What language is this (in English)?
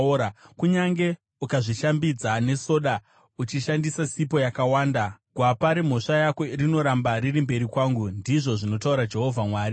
Shona